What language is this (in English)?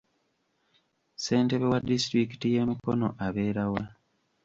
Ganda